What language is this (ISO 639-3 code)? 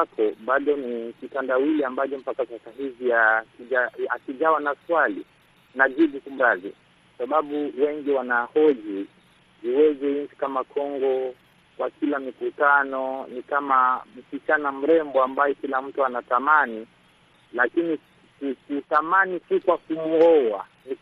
swa